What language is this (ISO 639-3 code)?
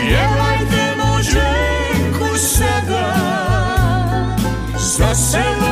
hrv